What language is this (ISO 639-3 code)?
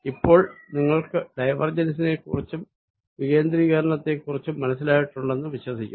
mal